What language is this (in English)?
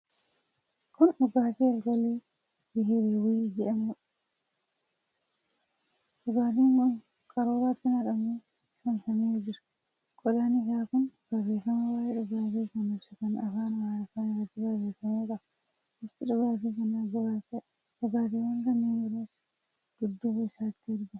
Oromo